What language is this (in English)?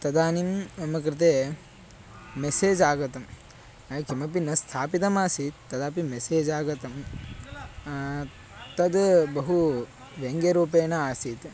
Sanskrit